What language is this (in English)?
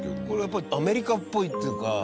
Japanese